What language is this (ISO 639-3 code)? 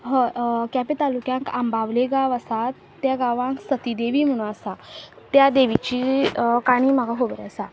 kok